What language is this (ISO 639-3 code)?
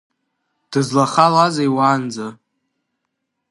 abk